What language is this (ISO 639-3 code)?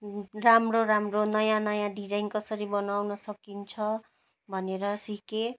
nep